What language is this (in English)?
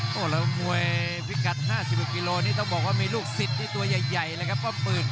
Thai